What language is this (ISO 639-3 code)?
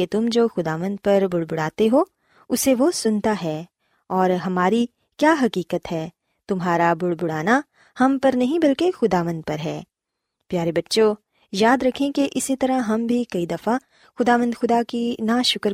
urd